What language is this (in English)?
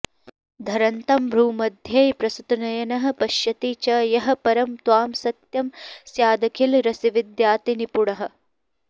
Sanskrit